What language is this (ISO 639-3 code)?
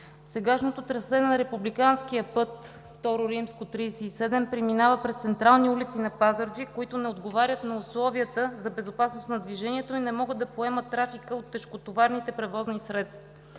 bul